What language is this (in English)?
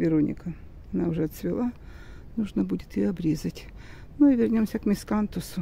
Russian